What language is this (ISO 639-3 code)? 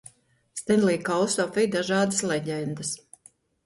lav